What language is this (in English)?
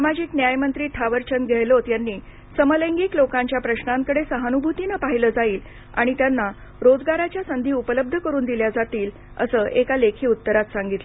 Marathi